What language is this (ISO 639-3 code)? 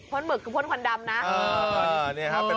tha